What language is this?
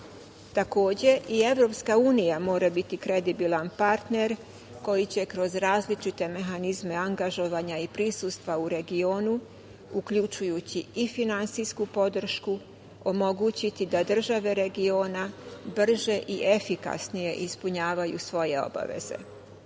Serbian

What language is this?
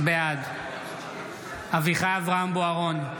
Hebrew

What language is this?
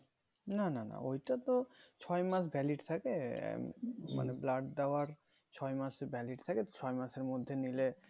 Bangla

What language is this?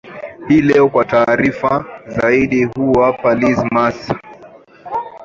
Swahili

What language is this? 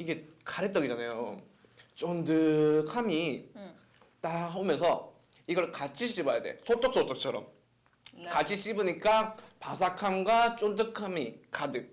Korean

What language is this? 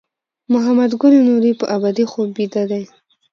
Pashto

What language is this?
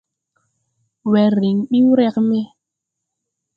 Tupuri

